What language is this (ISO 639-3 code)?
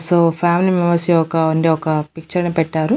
tel